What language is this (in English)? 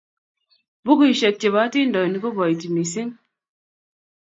Kalenjin